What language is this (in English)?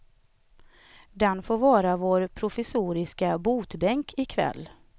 Swedish